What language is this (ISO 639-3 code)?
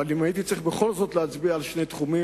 heb